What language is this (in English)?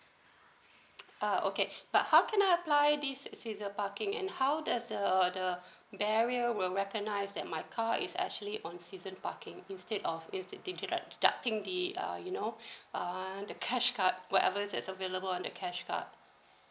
English